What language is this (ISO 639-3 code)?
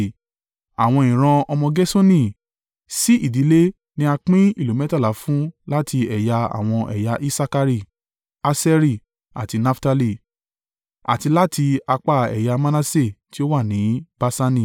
yor